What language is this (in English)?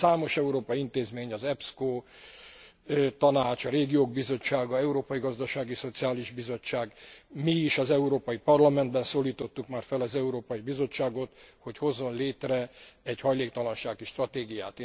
Hungarian